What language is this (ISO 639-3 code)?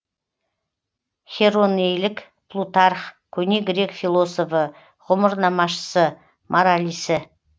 kaz